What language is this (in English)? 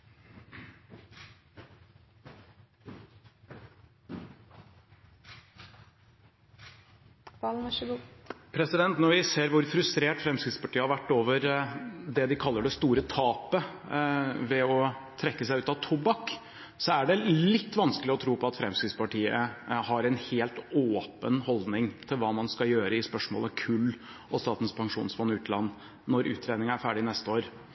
Norwegian Bokmål